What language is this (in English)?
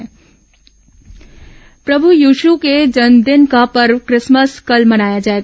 Hindi